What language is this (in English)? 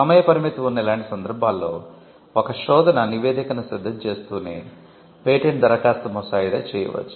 Telugu